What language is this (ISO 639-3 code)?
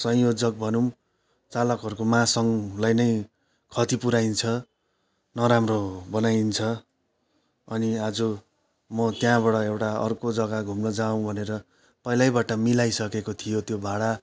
nep